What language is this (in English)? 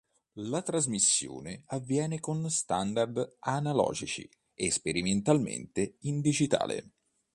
Italian